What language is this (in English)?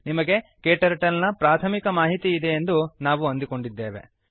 Kannada